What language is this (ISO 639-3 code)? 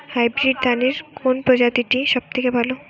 ben